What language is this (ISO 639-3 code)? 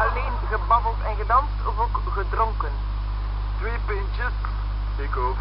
nld